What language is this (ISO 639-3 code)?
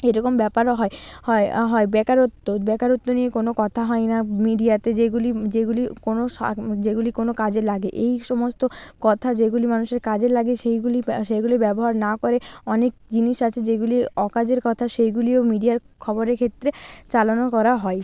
ben